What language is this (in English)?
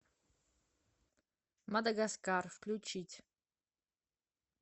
Russian